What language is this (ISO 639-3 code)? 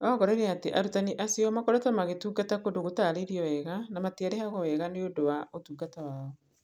kik